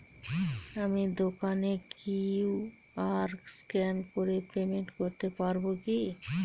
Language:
Bangla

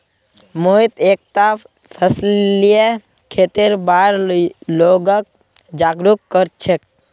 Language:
Magahi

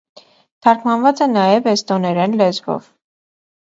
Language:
Armenian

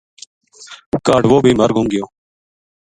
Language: Gujari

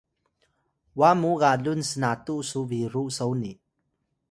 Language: Atayal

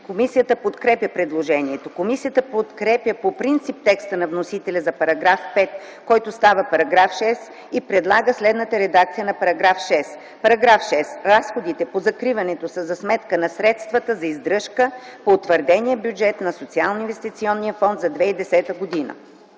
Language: Bulgarian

